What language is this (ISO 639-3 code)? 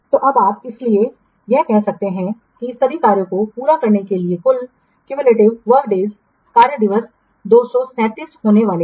hin